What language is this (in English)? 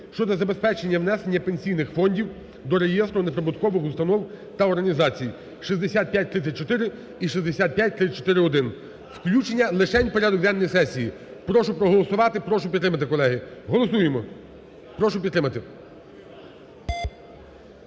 Ukrainian